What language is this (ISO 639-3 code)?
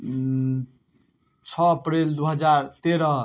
mai